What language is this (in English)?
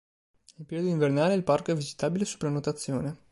Italian